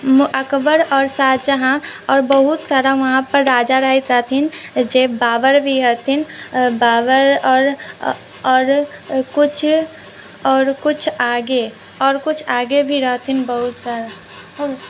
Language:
Maithili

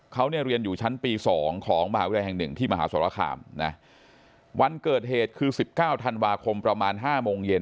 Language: Thai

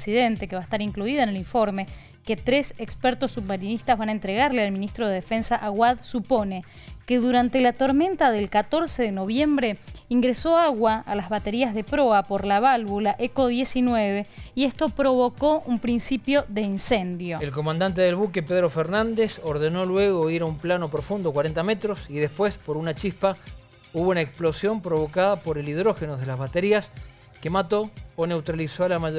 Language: Spanish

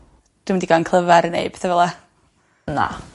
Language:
Welsh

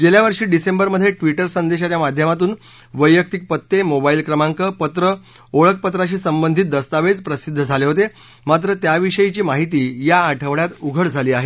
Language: Marathi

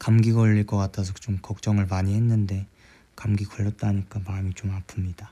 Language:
Korean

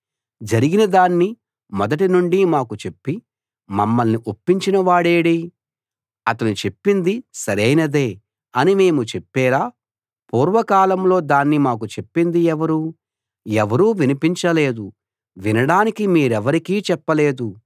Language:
Telugu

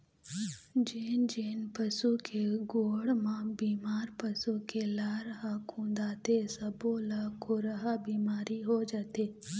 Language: Chhattisgarhi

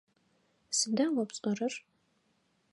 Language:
Adyghe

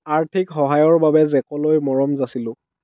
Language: Assamese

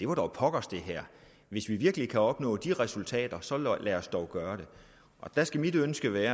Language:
Danish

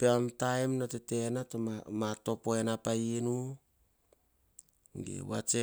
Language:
Hahon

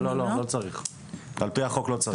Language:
Hebrew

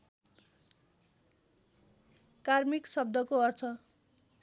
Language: Nepali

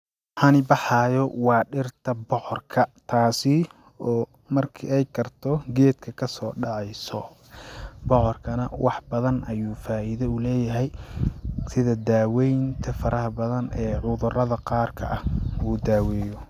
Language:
Somali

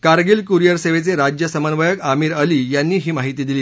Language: Marathi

